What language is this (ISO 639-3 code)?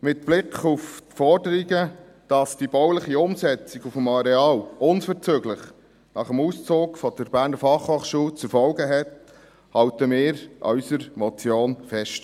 gsw